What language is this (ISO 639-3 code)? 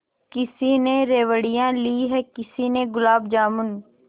hin